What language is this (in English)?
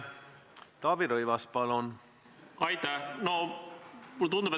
Estonian